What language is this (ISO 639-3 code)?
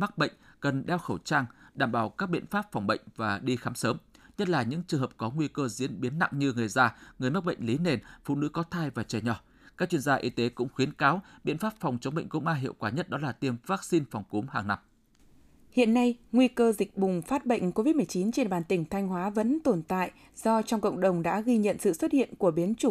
vie